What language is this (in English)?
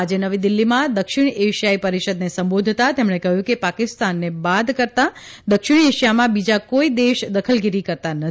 Gujarati